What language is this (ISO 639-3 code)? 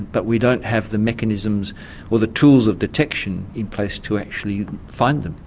eng